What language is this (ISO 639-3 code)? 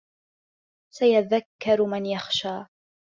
ara